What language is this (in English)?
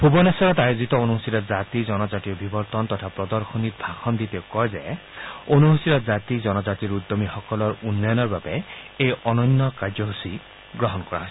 Assamese